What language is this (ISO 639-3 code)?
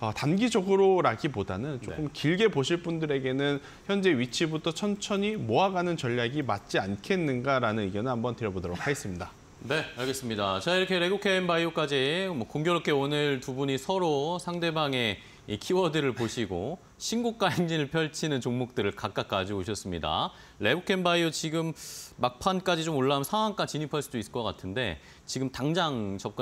kor